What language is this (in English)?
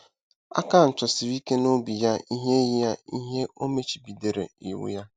Igbo